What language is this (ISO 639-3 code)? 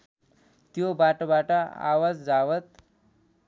nep